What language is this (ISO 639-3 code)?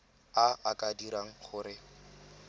tsn